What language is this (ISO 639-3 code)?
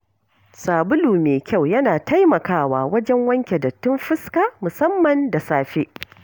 hau